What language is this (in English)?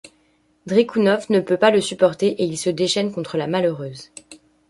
French